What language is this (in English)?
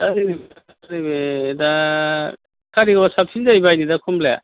Bodo